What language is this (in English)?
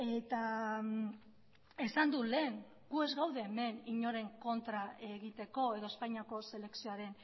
Basque